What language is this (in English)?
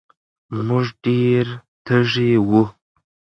Pashto